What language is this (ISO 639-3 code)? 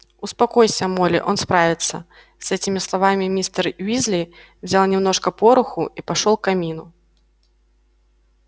rus